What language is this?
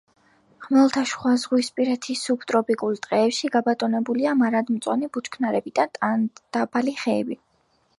Georgian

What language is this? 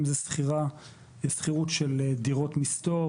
Hebrew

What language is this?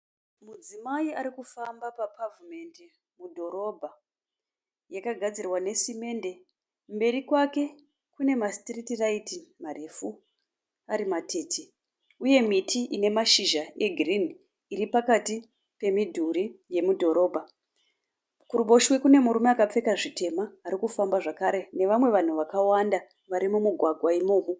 Shona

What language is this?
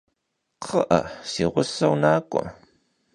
Kabardian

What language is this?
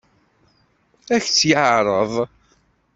Kabyle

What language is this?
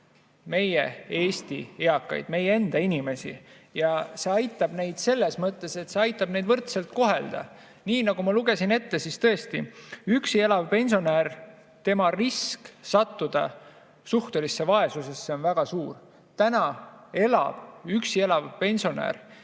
Estonian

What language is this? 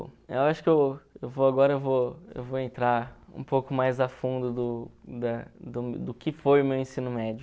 Portuguese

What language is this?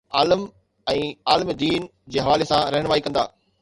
Sindhi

